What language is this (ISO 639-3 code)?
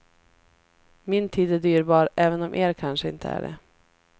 swe